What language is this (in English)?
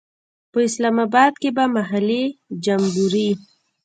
Pashto